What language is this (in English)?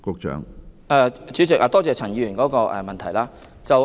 Cantonese